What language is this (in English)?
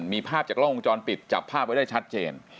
Thai